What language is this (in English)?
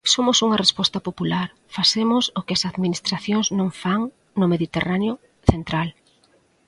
Galician